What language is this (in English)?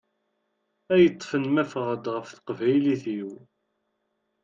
Kabyle